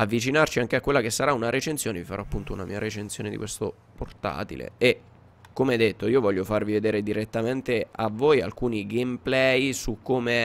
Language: Italian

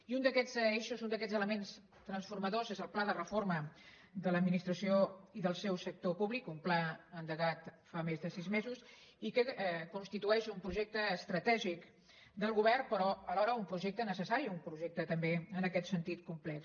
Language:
Catalan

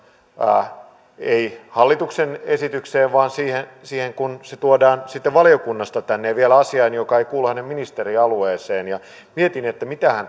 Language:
Finnish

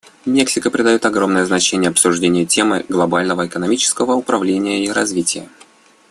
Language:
Russian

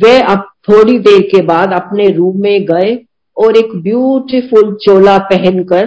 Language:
Hindi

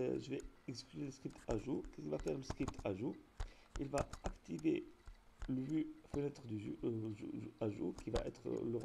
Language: French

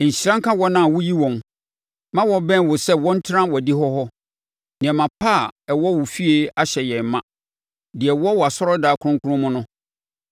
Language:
Akan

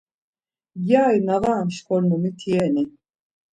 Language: Laz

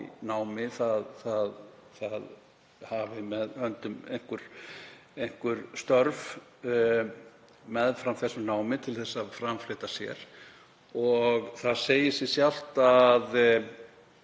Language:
Icelandic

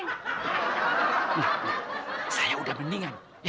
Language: Indonesian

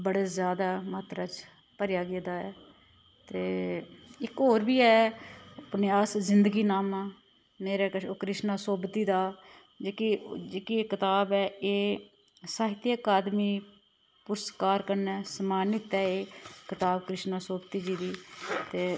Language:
Dogri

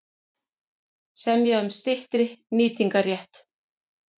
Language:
Icelandic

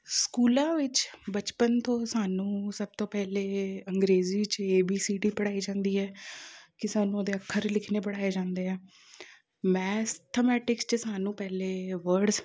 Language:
Punjabi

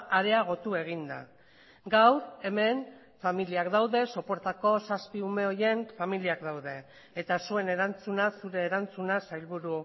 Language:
Basque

